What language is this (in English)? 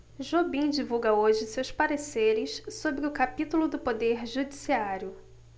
Portuguese